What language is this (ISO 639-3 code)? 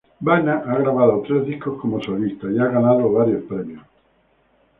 spa